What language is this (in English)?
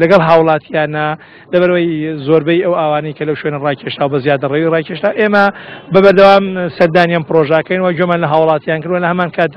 Persian